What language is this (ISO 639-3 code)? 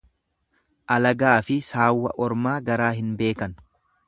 orm